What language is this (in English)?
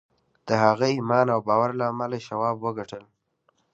Pashto